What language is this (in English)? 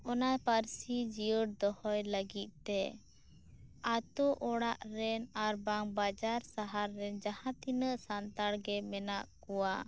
Santali